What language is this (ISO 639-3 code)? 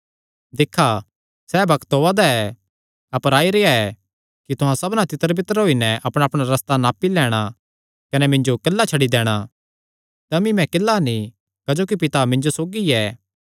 xnr